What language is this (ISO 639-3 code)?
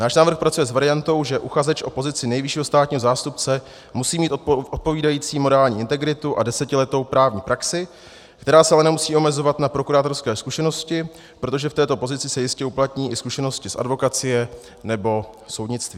ces